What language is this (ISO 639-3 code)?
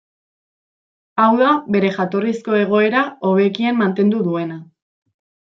eus